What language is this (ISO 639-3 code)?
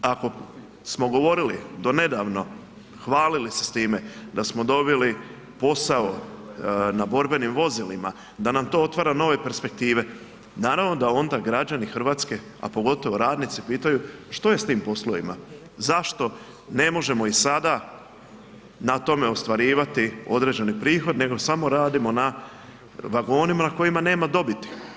hrv